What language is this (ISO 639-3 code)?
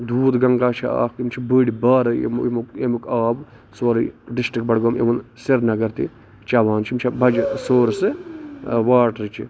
kas